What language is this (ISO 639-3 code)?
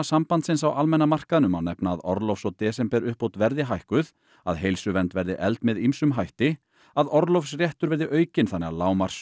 isl